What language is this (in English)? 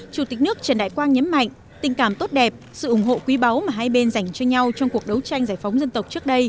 Vietnamese